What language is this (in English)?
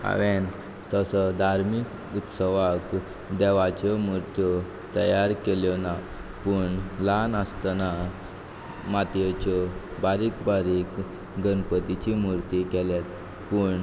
Konkani